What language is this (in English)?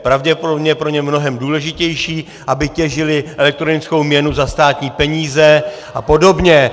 Czech